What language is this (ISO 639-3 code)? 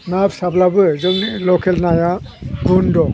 brx